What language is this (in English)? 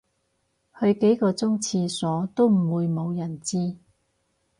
Cantonese